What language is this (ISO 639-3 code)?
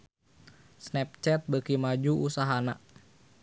sun